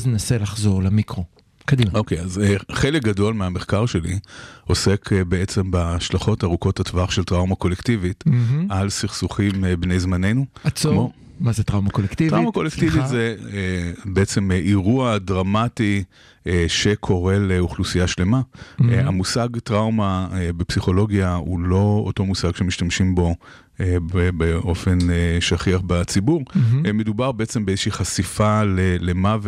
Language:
Hebrew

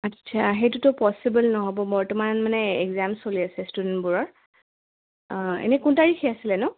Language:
Assamese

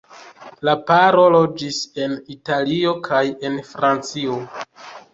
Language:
Esperanto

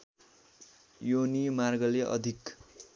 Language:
Nepali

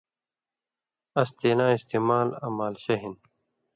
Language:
Indus Kohistani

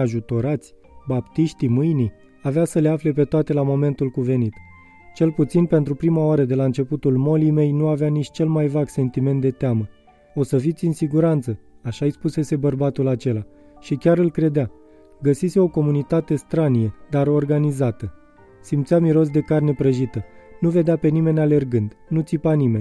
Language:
Romanian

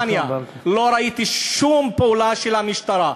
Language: Hebrew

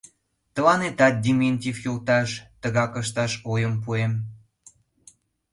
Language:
Mari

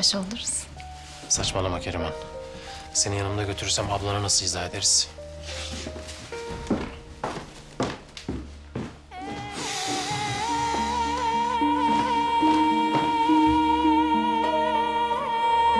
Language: Turkish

